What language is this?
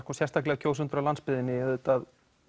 Icelandic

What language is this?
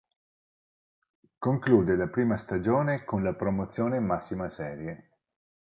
Italian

